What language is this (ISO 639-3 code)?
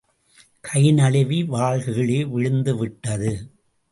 tam